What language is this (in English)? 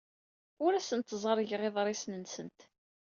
Kabyle